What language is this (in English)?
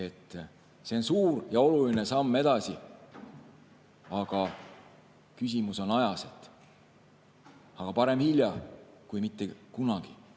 Estonian